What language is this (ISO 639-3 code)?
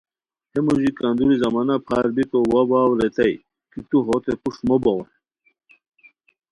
khw